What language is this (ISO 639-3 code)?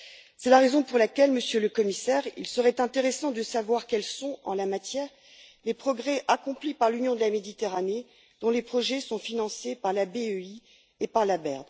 fra